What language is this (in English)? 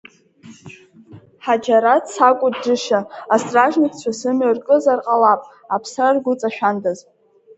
Abkhazian